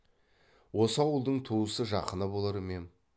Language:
Kazakh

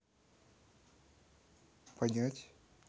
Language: Russian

